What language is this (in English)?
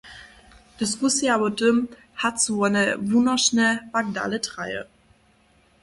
Upper Sorbian